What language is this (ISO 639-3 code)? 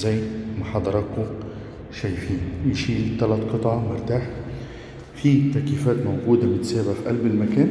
ara